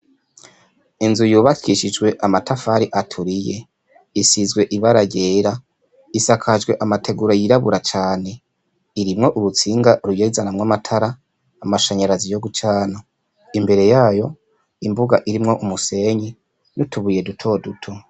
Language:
Rundi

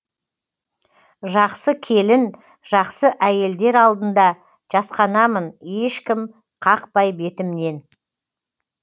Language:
Kazakh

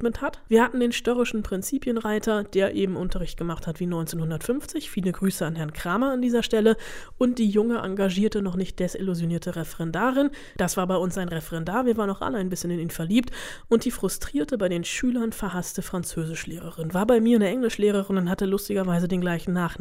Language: German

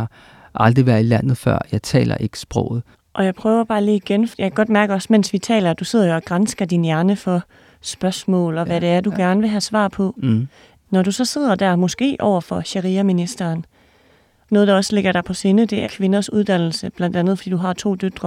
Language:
Danish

